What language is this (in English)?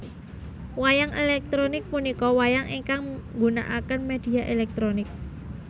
Javanese